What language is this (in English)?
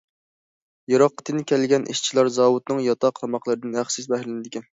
Uyghur